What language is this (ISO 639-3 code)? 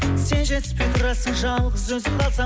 kaz